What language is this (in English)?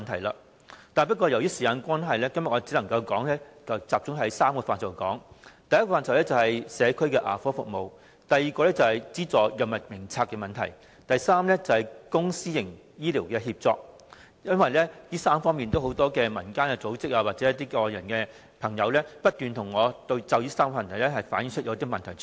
Cantonese